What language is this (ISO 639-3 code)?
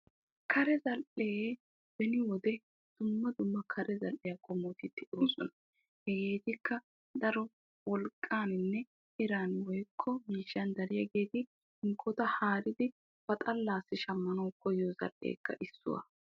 wal